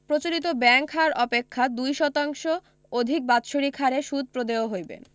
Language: Bangla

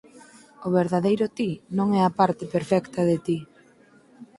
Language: Galician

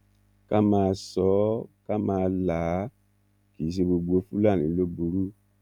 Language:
Yoruba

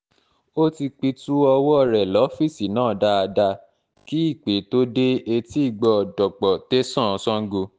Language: Yoruba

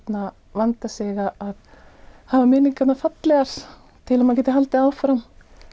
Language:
Icelandic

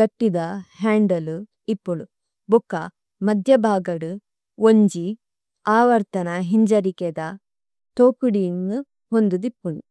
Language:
Tulu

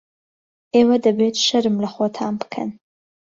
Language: Central Kurdish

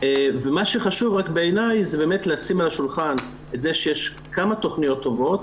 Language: Hebrew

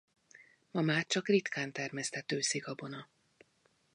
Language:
Hungarian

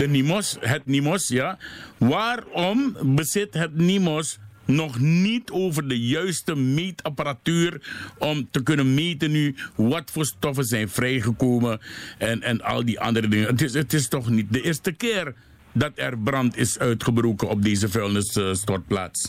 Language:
Dutch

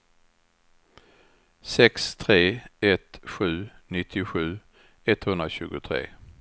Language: Swedish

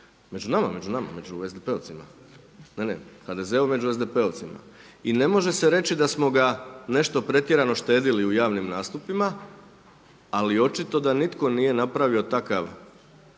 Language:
Croatian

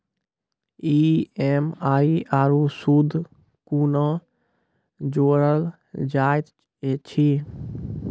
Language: Maithili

